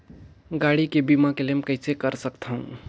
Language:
Chhattisgarhi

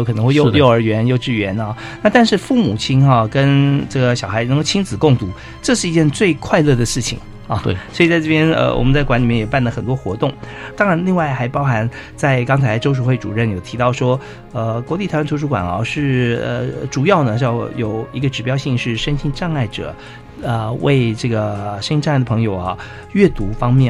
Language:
Chinese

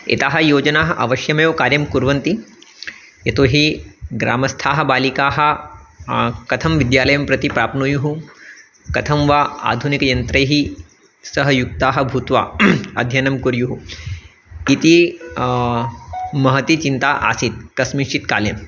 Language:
Sanskrit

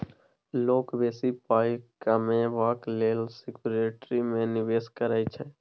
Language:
Maithili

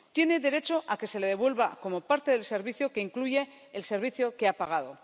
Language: Spanish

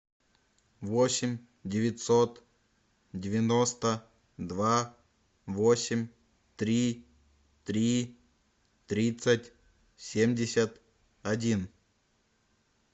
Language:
Russian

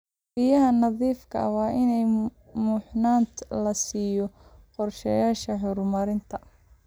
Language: Somali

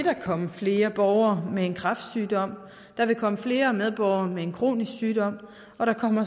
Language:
Danish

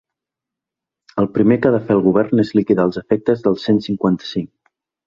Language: Catalan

